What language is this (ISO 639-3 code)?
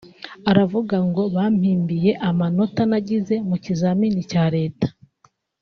kin